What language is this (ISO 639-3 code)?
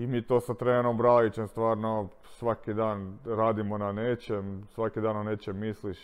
hrv